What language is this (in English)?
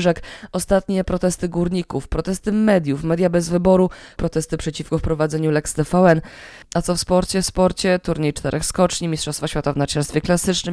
Polish